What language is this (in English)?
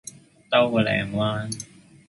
Cantonese